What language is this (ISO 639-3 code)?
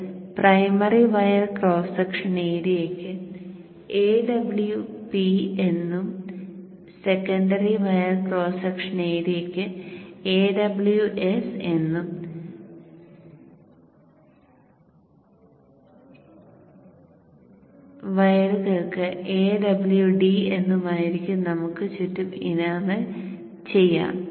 mal